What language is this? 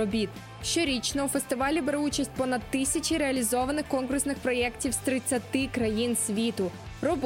Ukrainian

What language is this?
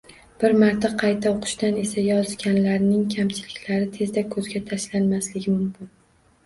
Uzbek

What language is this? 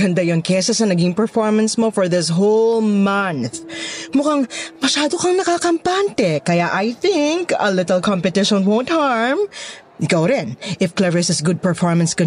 Filipino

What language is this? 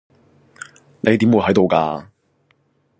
Cantonese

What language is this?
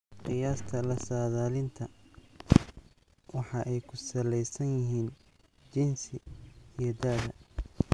Somali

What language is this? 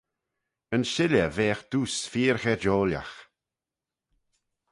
Manx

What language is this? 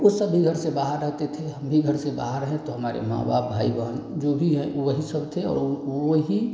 Hindi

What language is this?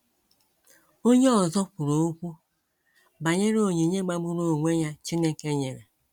Igbo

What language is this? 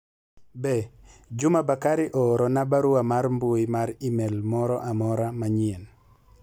Luo (Kenya and Tanzania)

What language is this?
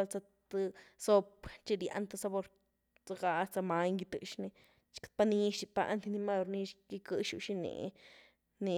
Güilá Zapotec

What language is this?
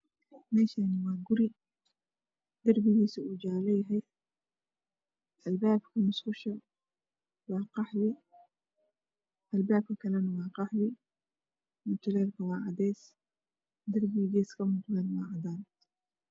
Somali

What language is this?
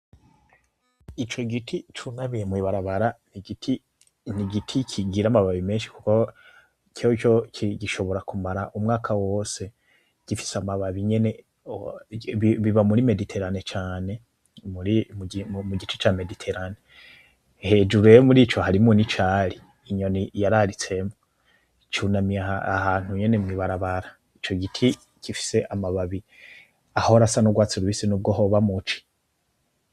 Rundi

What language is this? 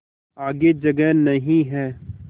Hindi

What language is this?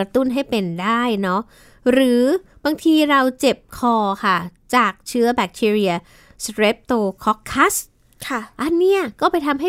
Thai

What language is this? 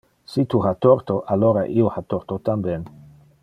Interlingua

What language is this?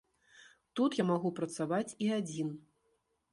Belarusian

